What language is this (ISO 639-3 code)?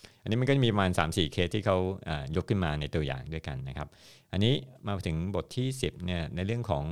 tha